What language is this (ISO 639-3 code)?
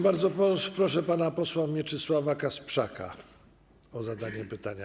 pol